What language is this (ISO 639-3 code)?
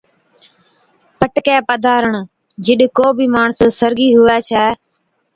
odk